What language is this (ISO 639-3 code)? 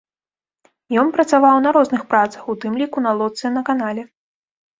bel